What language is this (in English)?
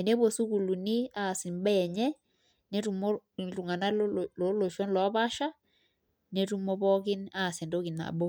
Masai